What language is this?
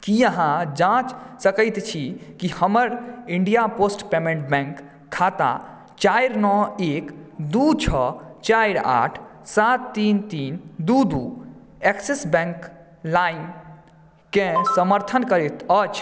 Maithili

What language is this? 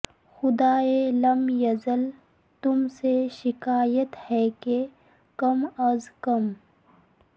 Urdu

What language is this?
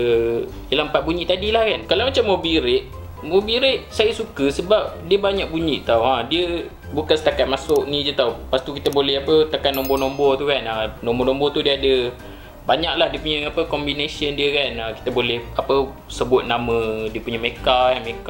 Malay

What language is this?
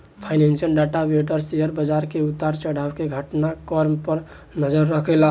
Bhojpuri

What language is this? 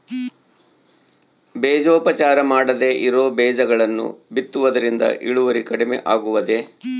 Kannada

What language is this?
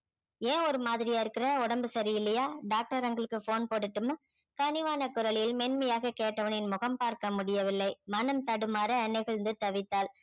Tamil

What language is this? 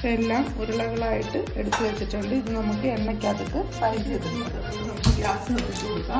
Turkish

